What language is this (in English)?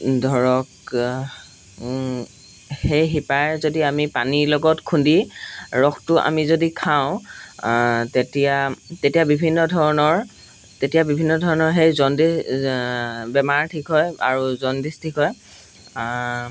Assamese